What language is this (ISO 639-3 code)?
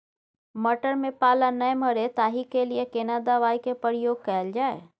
mai